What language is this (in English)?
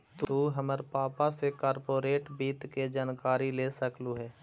Magahi